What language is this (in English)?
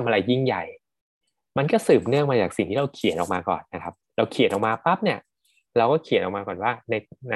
Thai